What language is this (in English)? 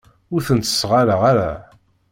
Kabyle